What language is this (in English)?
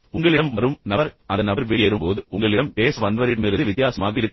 Tamil